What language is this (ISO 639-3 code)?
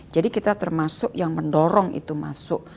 ind